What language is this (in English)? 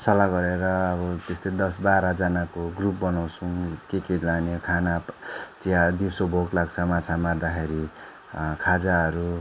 Nepali